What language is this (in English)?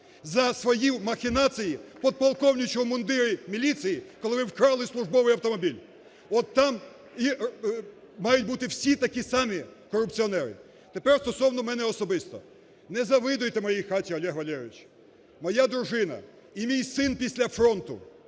Ukrainian